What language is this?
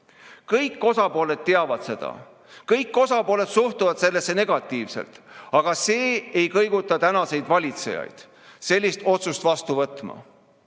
Estonian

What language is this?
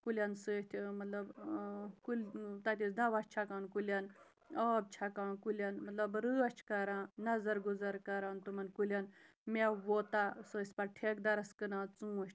Kashmiri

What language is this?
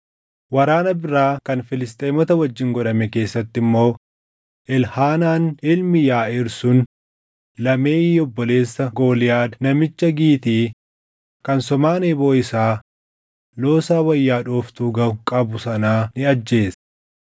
Oromo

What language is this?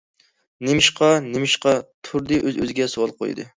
Uyghur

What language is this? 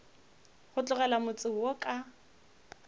Northern Sotho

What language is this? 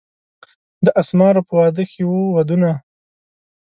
Pashto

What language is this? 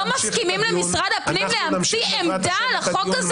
Hebrew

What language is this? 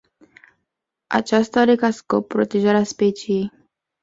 Romanian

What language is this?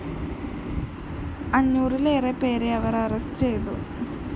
Malayalam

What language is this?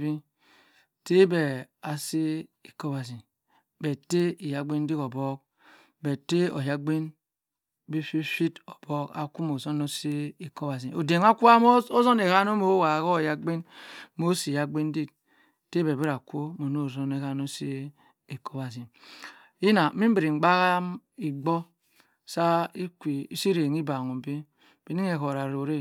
Cross River Mbembe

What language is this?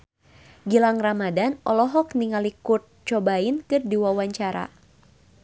Sundanese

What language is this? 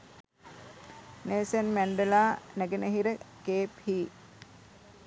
Sinhala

